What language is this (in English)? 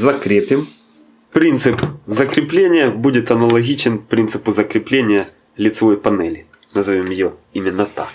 Russian